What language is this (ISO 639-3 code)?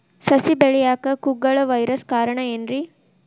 kan